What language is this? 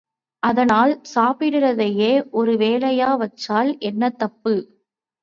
Tamil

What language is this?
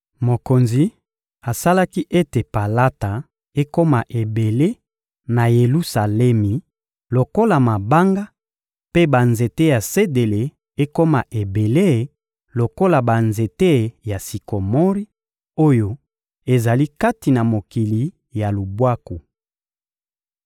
Lingala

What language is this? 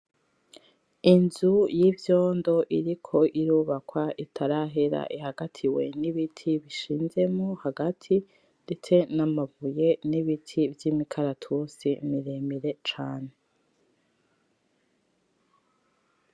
Rundi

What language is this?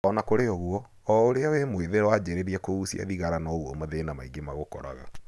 Kikuyu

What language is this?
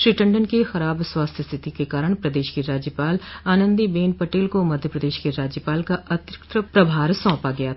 Hindi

